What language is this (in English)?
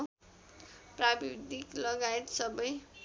Nepali